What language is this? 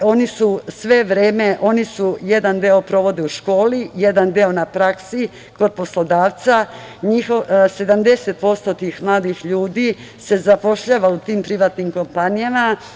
Serbian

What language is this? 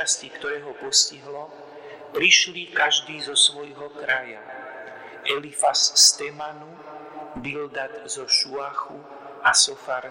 Slovak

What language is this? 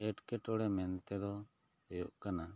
Santali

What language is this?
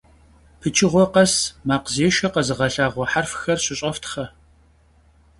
Kabardian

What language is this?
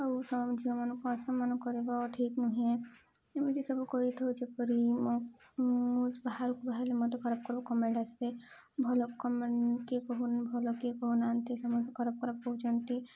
Odia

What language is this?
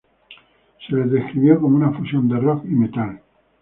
Spanish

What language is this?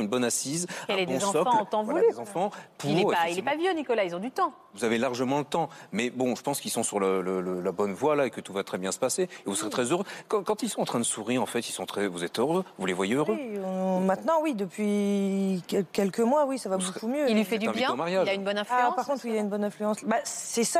French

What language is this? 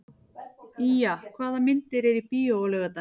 Icelandic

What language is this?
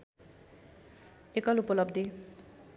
Nepali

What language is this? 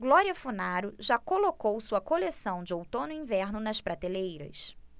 Portuguese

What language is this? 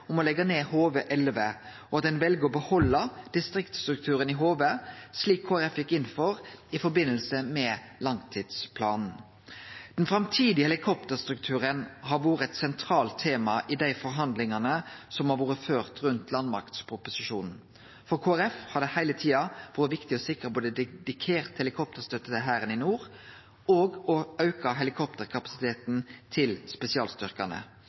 Norwegian Nynorsk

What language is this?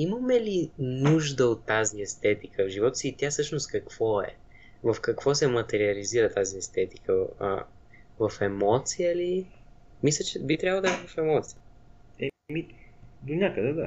Bulgarian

